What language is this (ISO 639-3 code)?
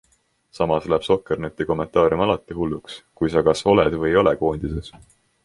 est